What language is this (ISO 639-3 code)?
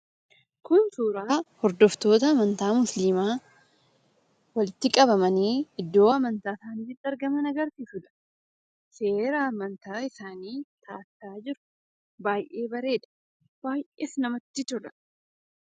orm